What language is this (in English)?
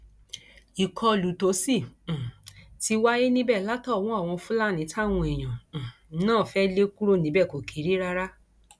Yoruba